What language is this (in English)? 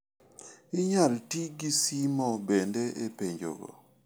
Luo (Kenya and Tanzania)